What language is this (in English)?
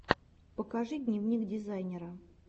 Russian